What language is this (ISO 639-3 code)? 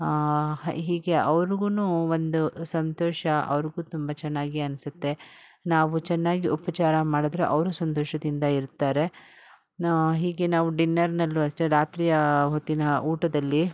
kan